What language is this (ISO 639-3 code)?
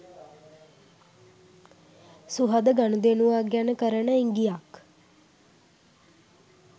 sin